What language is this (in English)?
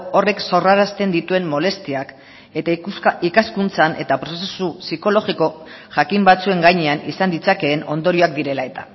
Basque